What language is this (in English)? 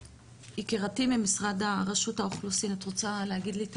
Hebrew